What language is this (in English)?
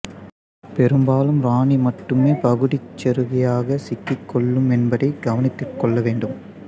Tamil